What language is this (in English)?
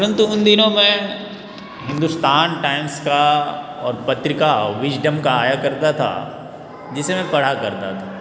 Hindi